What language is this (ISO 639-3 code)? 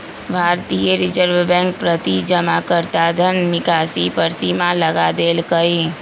mag